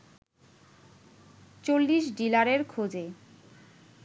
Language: Bangla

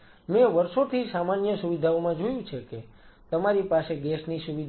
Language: Gujarati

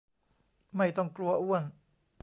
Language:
Thai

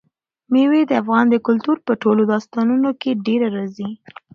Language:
Pashto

